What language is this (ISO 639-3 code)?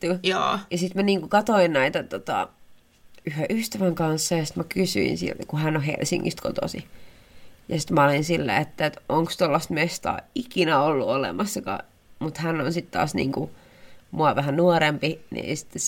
fin